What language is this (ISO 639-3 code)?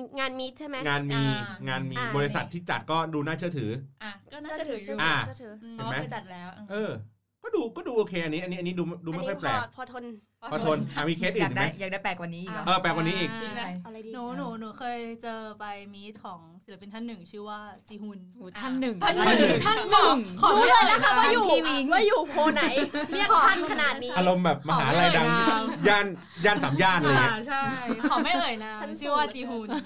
tha